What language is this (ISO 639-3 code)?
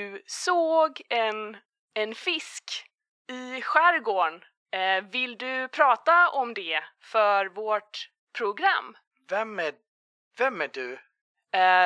swe